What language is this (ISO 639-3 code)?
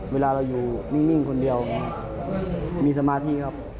tha